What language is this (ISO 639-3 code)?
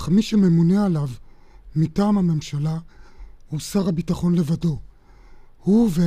heb